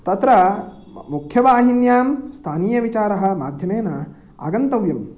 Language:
Sanskrit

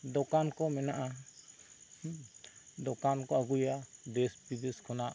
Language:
Santali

